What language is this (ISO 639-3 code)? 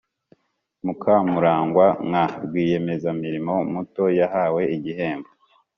kin